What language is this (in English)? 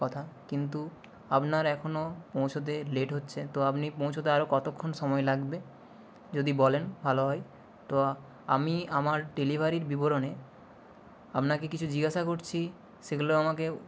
Bangla